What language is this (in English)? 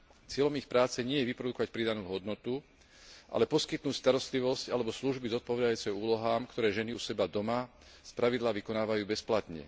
Slovak